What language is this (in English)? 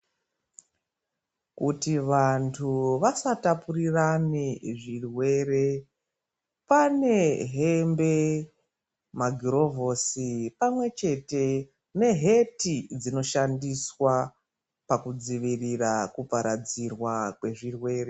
Ndau